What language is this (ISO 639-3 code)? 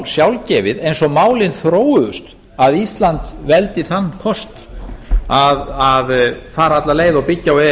isl